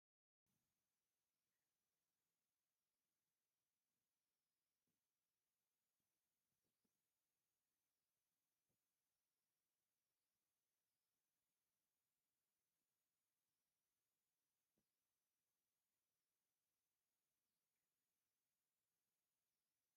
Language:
Tigrinya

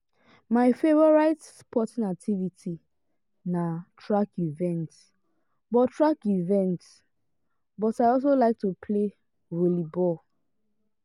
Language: Nigerian Pidgin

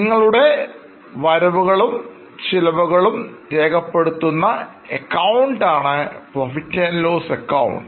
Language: Malayalam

